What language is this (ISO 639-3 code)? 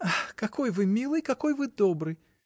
rus